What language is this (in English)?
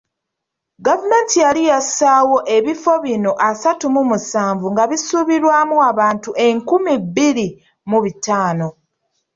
Ganda